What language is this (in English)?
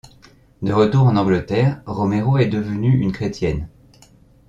French